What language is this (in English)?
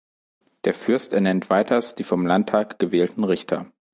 German